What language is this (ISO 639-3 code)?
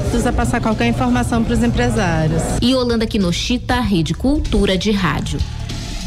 por